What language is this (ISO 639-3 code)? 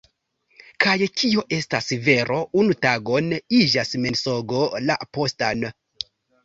epo